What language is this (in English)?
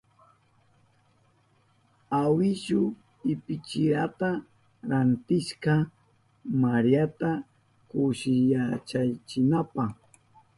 Southern Pastaza Quechua